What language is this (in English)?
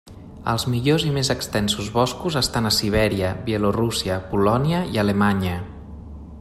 Catalan